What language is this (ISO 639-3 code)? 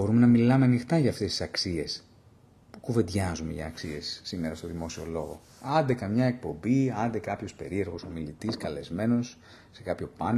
ell